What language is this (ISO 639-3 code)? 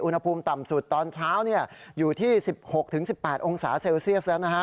tha